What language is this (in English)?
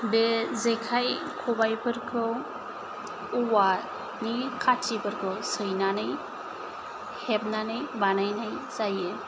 Bodo